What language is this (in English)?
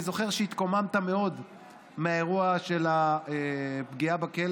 Hebrew